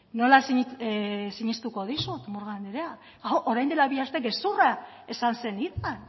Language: Basque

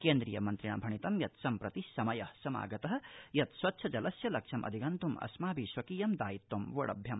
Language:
Sanskrit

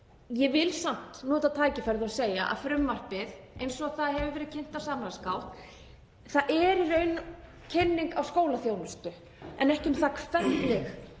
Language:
Icelandic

